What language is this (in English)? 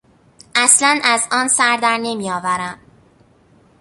Persian